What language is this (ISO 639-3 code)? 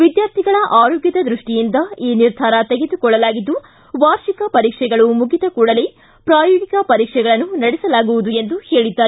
kan